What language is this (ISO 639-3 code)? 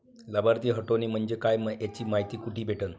mar